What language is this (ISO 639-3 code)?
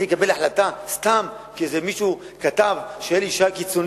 heb